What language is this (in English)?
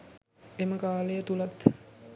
Sinhala